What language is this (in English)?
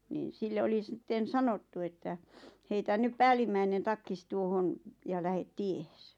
Finnish